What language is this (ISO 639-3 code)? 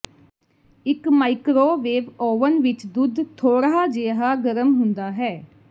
pan